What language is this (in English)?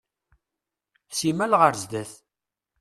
Kabyle